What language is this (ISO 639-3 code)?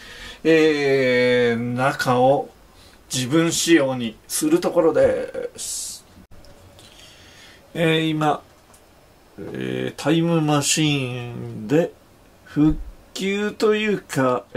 jpn